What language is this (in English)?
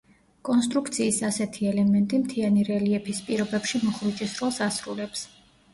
Georgian